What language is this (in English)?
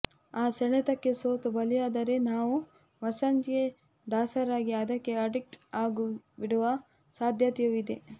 Kannada